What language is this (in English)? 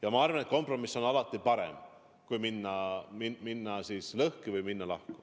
Estonian